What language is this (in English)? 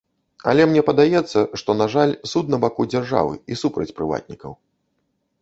Belarusian